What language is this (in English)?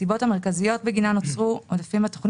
Hebrew